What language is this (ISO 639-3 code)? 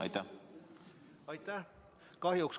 est